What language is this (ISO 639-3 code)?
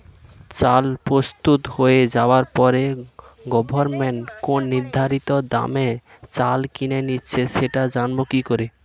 ben